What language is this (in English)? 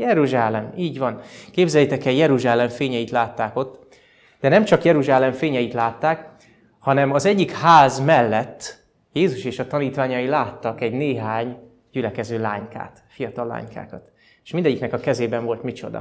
Hungarian